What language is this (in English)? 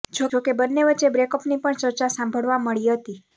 Gujarati